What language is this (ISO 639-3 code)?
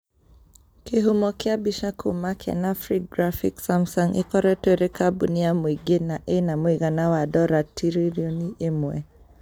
kik